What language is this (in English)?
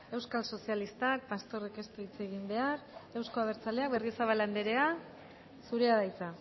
Basque